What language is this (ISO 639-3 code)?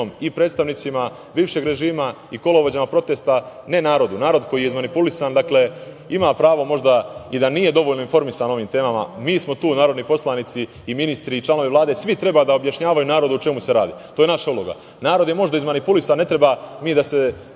srp